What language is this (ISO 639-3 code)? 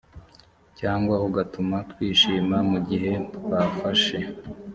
kin